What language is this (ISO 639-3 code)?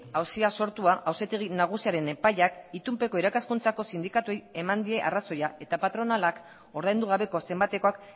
eus